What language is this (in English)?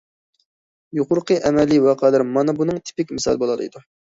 Uyghur